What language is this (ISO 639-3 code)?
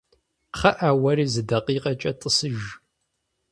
kbd